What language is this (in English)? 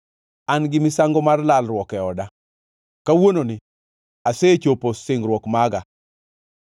Luo (Kenya and Tanzania)